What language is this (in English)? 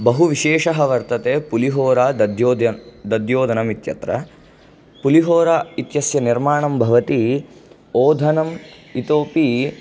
Sanskrit